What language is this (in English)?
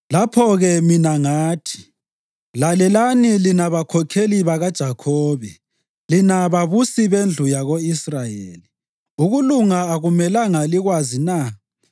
North Ndebele